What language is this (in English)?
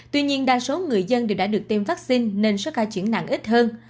Vietnamese